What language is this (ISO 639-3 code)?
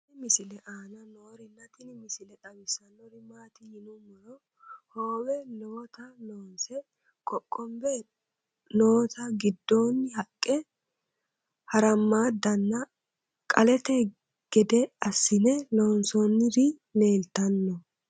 sid